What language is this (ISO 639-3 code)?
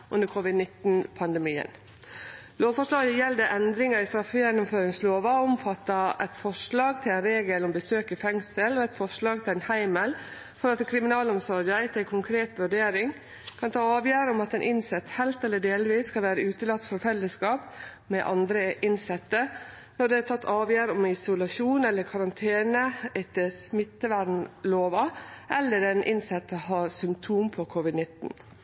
nno